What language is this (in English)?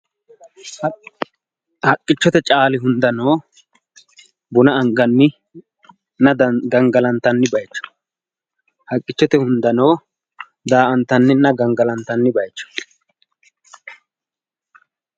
Sidamo